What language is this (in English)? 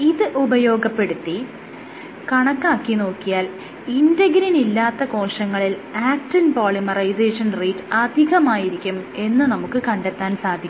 Malayalam